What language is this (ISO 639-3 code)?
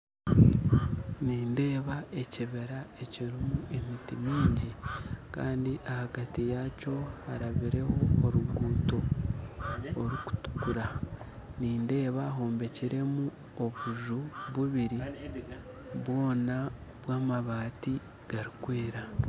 nyn